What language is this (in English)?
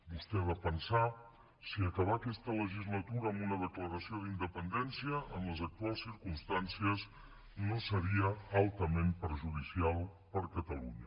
Catalan